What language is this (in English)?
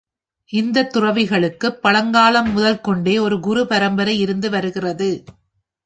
Tamil